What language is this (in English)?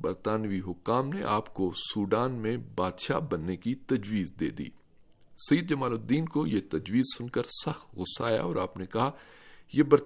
Urdu